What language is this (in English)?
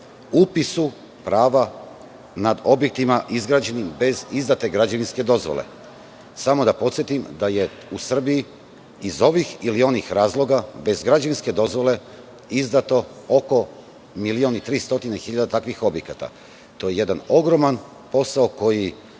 Serbian